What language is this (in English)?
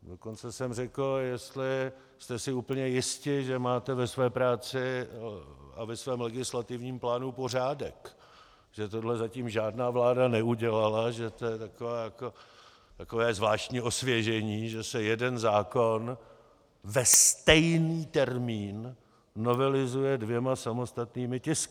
Czech